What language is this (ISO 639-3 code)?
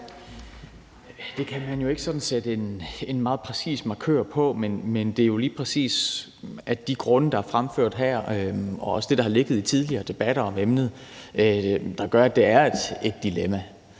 dan